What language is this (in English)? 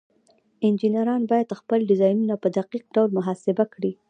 Pashto